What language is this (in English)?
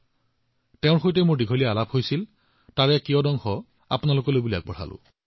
Assamese